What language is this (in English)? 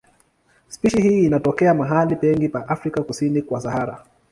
Swahili